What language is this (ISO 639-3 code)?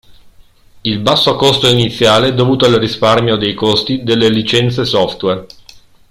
ita